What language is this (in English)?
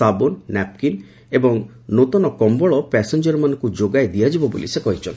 Odia